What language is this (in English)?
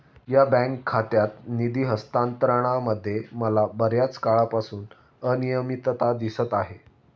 Marathi